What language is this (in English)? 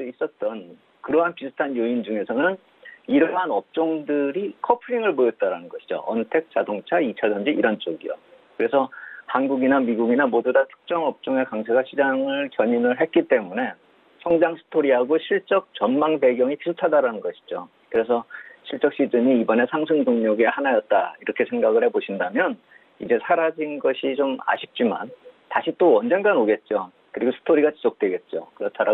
Korean